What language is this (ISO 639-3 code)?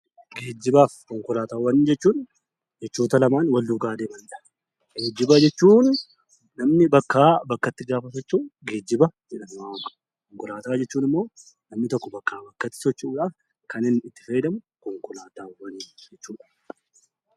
orm